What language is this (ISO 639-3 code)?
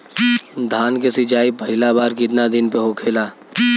bho